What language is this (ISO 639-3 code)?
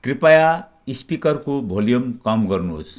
nep